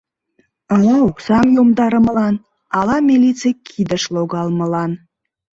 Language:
Mari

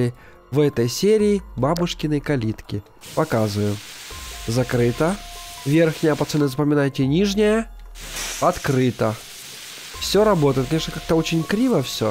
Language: Russian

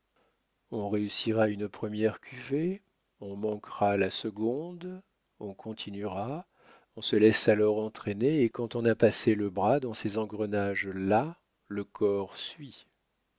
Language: French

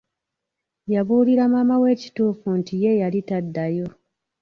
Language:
Ganda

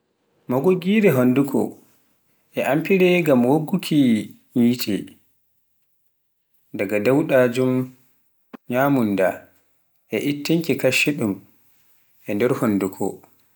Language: Pular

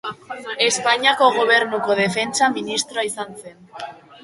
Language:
Basque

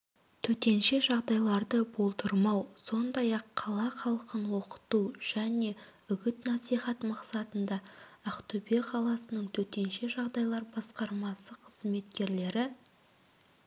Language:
Kazakh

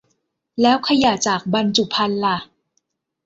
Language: Thai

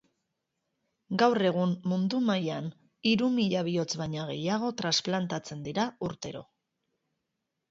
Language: Basque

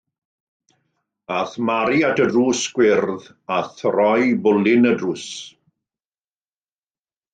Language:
Welsh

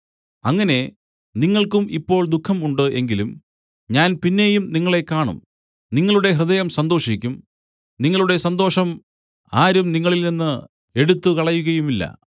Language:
Malayalam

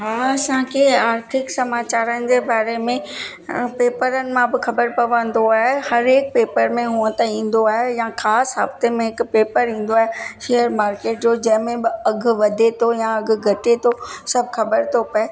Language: Sindhi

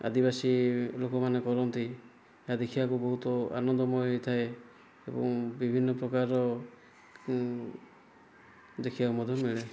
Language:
Odia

